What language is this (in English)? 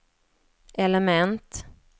Swedish